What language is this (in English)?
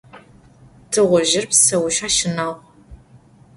Adyghe